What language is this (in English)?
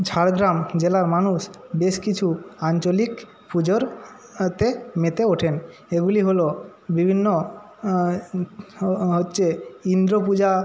Bangla